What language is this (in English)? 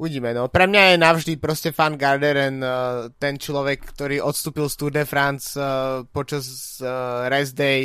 Slovak